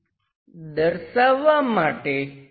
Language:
Gujarati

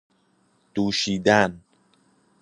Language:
Persian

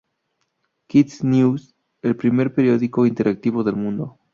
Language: Spanish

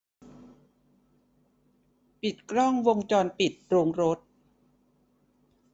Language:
Thai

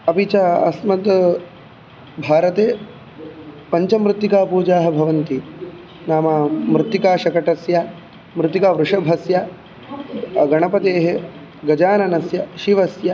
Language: Sanskrit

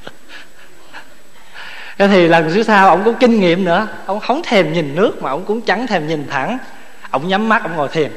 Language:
Vietnamese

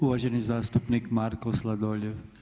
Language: Croatian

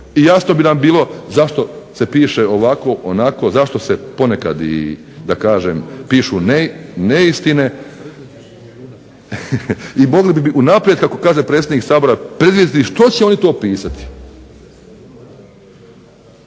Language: Croatian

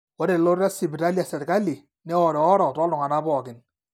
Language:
Masai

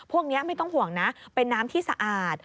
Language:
Thai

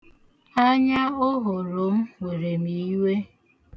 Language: Igbo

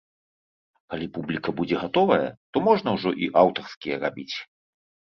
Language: Belarusian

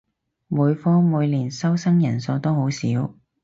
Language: Cantonese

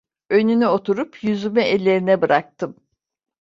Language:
Turkish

